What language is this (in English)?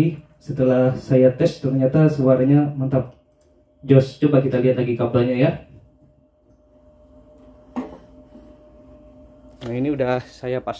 Indonesian